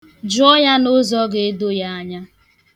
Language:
Igbo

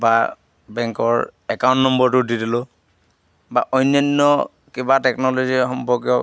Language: Assamese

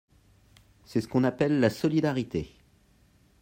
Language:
French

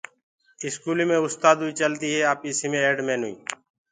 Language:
Gurgula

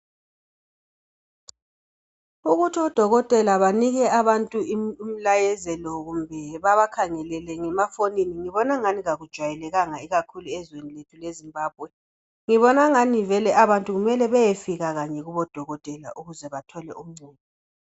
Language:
North Ndebele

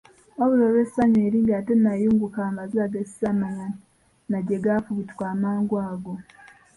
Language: Ganda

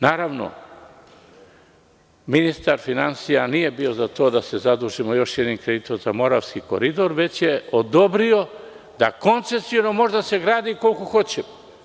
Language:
Serbian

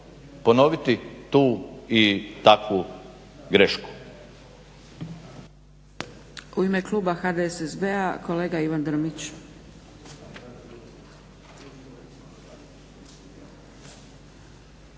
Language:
Croatian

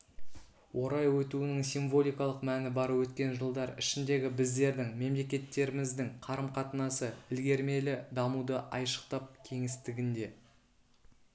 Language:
Kazakh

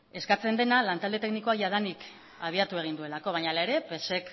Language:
Basque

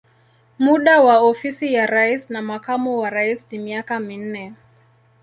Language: Swahili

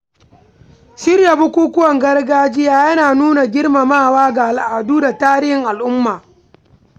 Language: Hausa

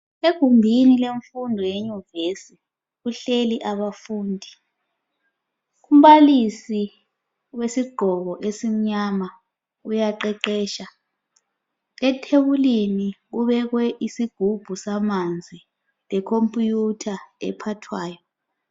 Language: North Ndebele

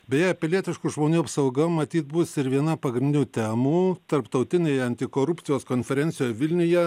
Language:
Lithuanian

